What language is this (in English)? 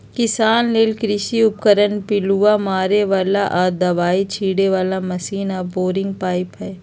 Magahi